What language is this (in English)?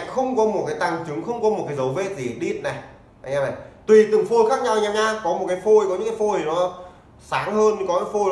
Vietnamese